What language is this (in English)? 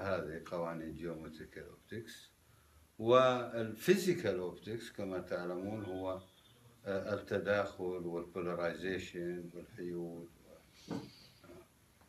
Arabic